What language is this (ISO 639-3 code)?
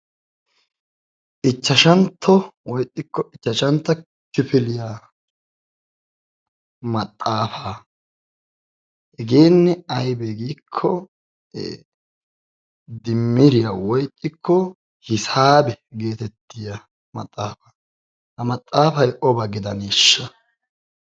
wal